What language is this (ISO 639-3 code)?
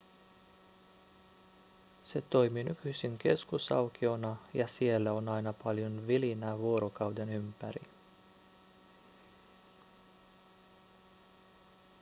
fin